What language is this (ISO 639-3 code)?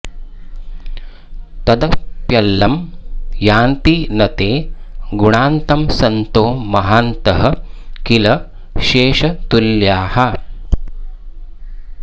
san